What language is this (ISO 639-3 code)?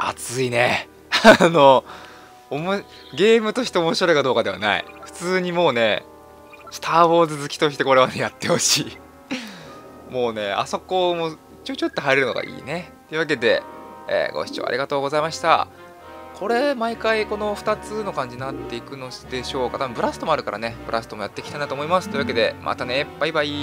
jpn